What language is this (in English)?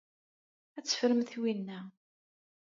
Kabyle